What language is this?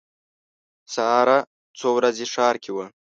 Pashto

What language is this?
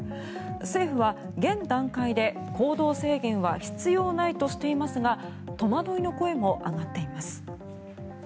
Japanese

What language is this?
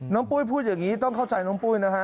Thai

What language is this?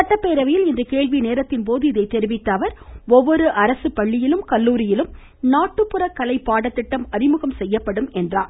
Tamil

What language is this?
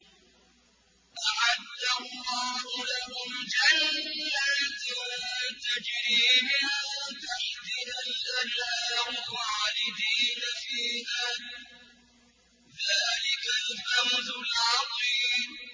Arabic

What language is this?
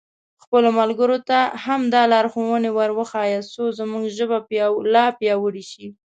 Pashto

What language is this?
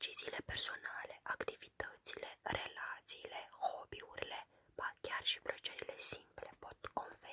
Romanian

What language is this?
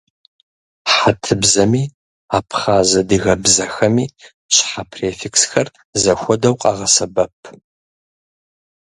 Kabardian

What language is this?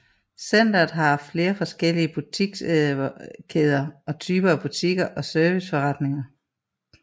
Danish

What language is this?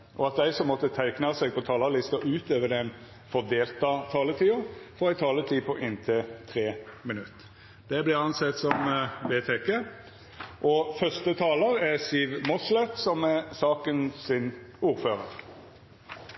Norwegian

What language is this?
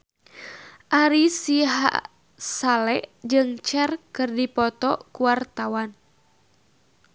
Sundanese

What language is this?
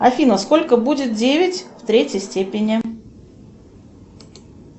Russian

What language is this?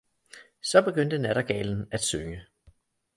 Danish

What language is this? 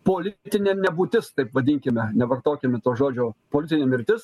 Lithuanian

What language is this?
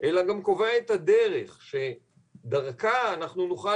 Hebrew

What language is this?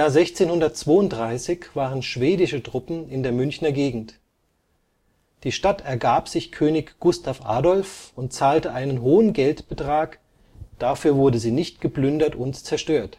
German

